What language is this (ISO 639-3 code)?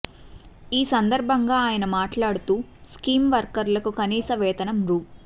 tel